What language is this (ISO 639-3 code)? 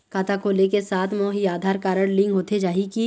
hne